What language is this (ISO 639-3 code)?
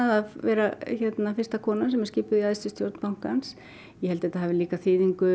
isl